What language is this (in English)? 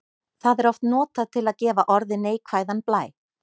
Icelandic